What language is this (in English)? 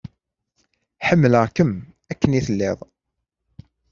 Kabyle